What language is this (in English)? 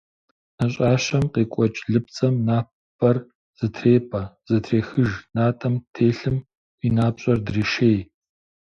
Kabardian